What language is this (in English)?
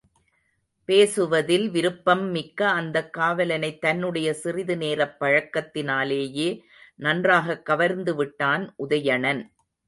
Tamil